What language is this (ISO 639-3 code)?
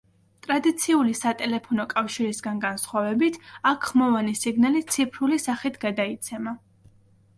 kat